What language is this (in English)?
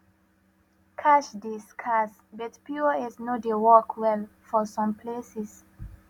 Nigerian Pidgin